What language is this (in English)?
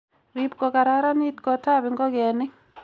Kalenjin